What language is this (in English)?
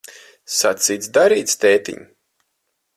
Latvian